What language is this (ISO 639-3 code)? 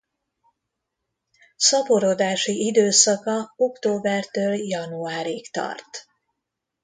hun